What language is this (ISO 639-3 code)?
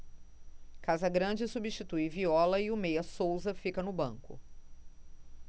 por